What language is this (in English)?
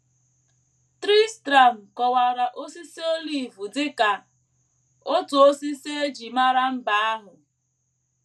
Igbo